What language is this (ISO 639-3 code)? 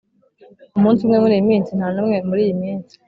kin